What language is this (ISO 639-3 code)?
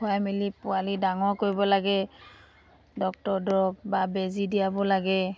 asm